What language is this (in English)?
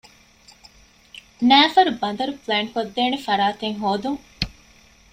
Divehi